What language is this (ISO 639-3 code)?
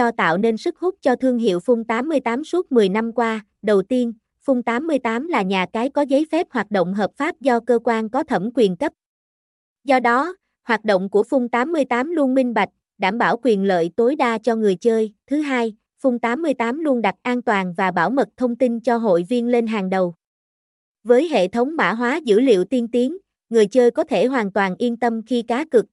vie